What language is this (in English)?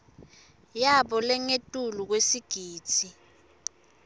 Swati